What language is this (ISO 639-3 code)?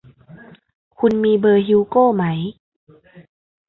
tha